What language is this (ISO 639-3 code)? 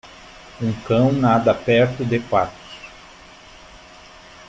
por